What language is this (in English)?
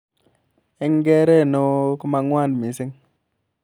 Kalenjin